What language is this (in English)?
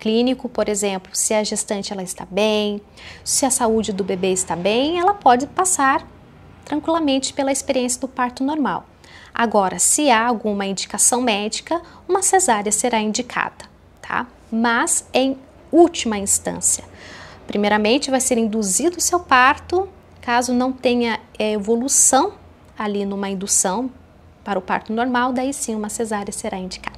Portuguese